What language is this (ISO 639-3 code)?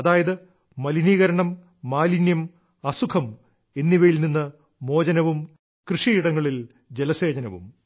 mal